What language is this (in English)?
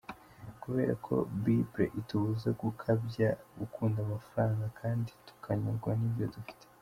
Kinyarwanda